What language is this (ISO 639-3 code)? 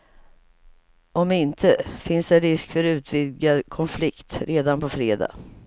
swe